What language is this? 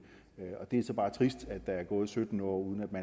Danish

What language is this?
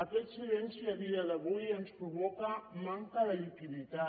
Catalan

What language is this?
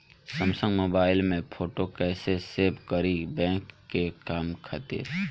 Bhojpuri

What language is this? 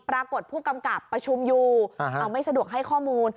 Thai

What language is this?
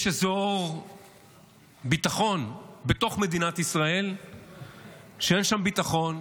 Hebrew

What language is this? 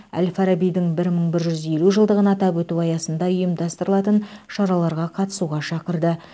Kazakh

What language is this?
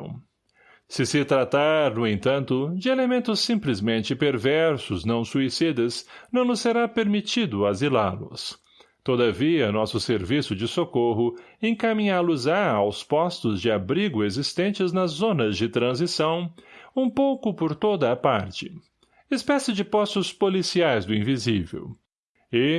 Portuguese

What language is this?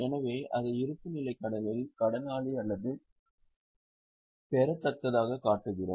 Tamil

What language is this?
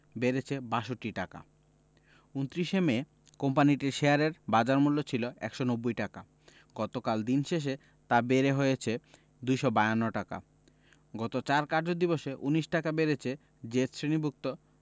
Bangla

